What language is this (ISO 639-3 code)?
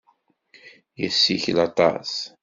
kab